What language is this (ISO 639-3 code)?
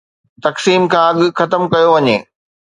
snd